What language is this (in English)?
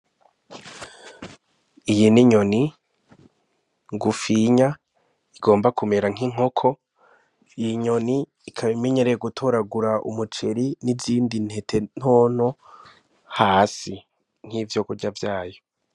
Rundi